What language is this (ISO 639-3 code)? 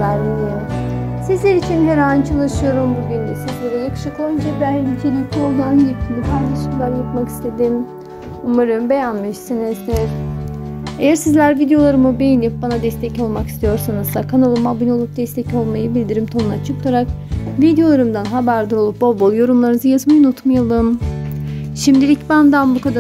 tur